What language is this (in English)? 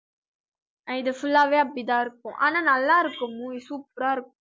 Tamil